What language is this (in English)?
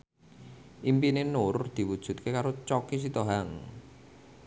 Javanese